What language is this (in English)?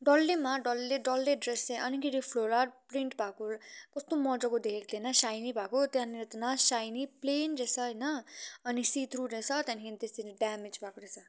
Nepali